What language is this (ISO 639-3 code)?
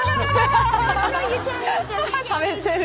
jpn